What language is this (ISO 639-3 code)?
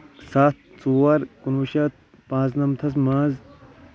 kas